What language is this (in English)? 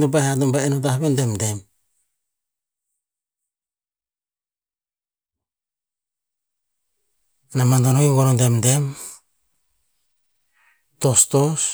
Tinputz